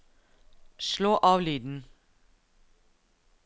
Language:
Norwegian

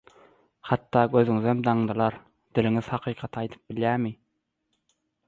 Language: Turkmen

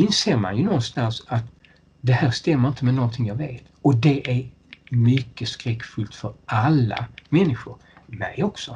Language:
Swedish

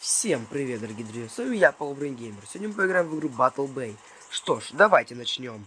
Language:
Russian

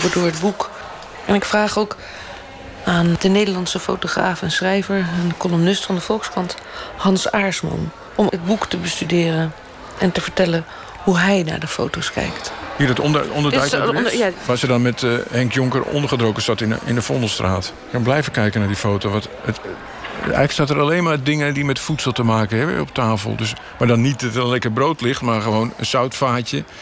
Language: Dutch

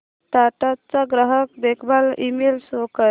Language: Marathi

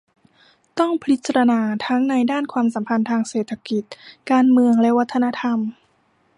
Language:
Thai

